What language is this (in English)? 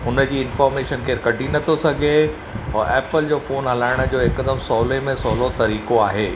Sindhi